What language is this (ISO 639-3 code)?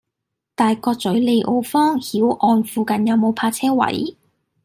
yue